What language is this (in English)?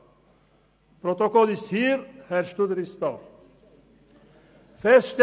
Swiss German